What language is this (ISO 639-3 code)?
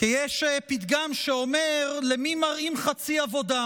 heb